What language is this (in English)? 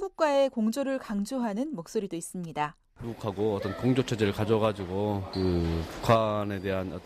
Korean